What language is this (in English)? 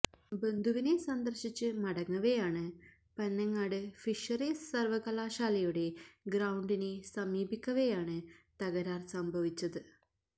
Malayalam